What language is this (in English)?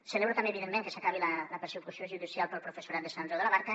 Catalan